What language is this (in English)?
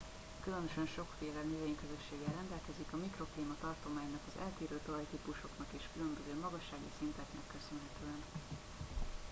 Hungarian